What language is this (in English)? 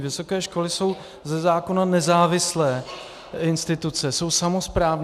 Czech